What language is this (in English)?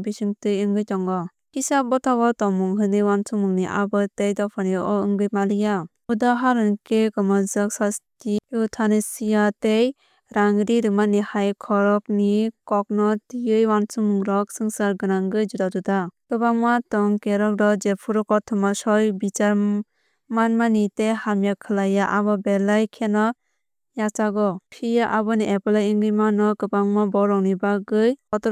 Kok Borok